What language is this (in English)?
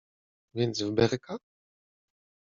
Polish